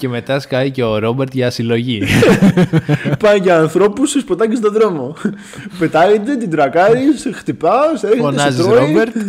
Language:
Greek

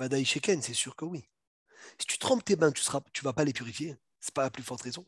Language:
French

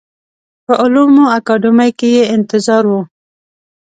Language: Pashto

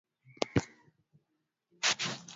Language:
Swahili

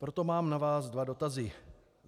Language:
Czech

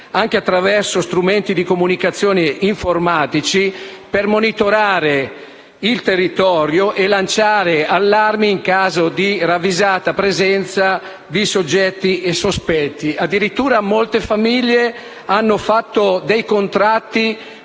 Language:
Italian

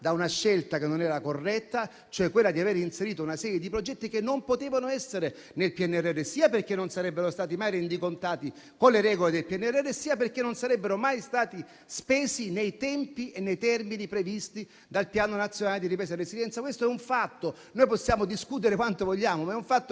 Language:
Italian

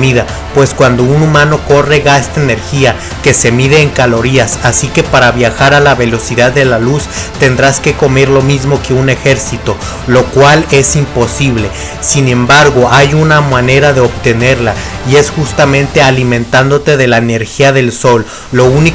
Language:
Spanish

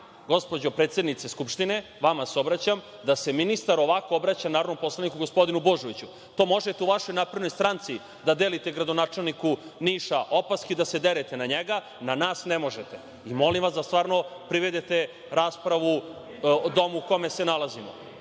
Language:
Serbian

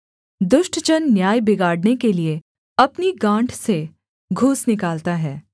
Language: Hindi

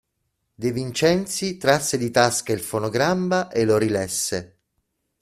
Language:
Italian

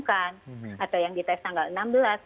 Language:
Indonesian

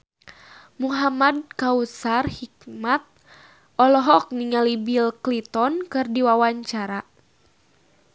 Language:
Sundanese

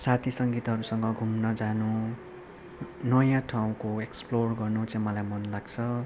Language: Nepali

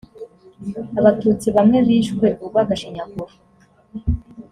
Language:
Kinyarwanda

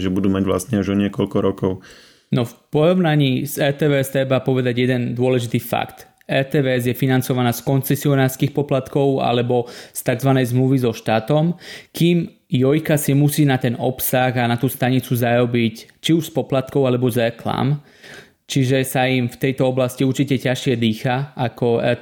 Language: Slovak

